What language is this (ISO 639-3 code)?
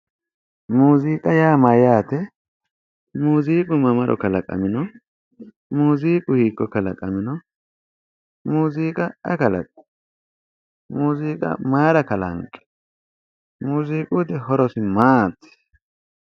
sid